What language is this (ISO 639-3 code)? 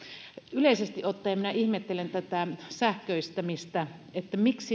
fin